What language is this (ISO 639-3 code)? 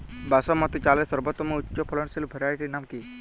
ben